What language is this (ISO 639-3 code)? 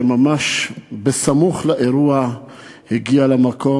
heb